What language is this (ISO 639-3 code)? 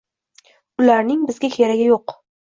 uzb